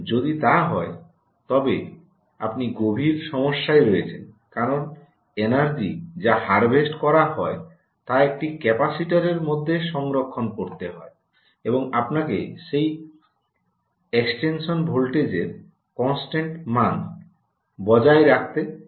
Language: Bangla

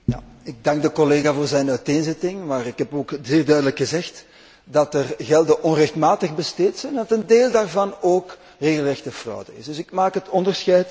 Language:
Dutch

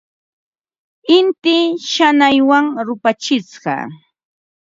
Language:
Ambo-Pasco Quechua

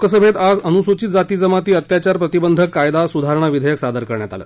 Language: Marathi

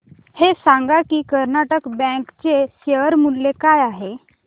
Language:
Marathi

